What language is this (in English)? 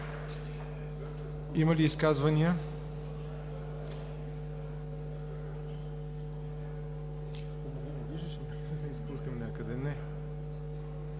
Bulgarian